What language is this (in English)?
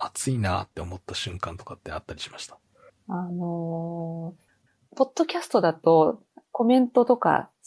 Japanese